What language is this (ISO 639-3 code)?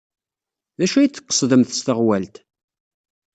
kab